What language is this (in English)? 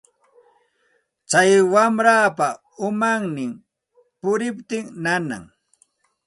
Santa Ana de Tusi Pasco Quechua